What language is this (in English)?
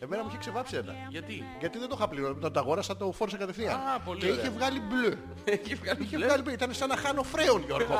Greek